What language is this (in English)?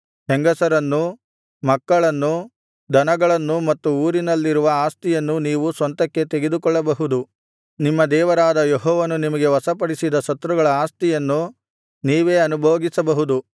Kannada